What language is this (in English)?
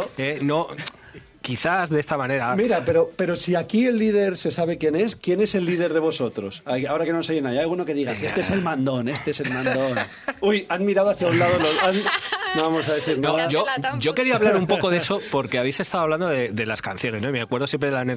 Spanish